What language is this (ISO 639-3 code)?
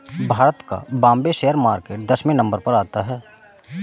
hin